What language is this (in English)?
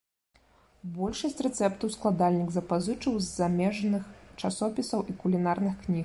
Belarusian